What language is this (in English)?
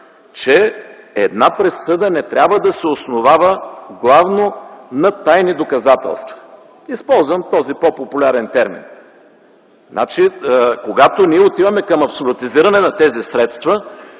Bulgarian